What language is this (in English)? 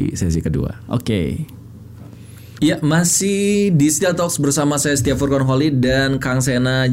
Indonesian